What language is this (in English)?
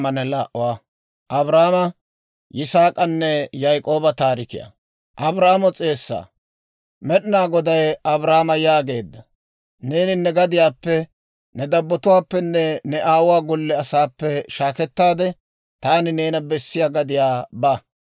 Dawro